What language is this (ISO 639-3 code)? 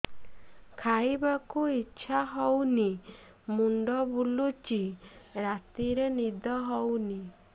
ori